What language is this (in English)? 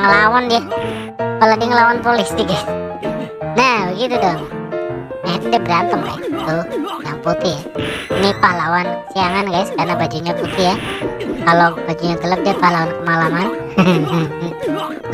Indonesian